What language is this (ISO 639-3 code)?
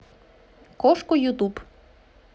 rus